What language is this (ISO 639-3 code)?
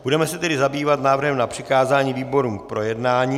ces